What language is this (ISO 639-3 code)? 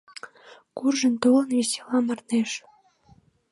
chm